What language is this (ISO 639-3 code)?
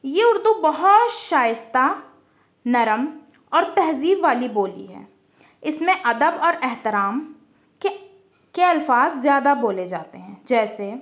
urd